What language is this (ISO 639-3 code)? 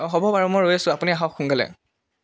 asm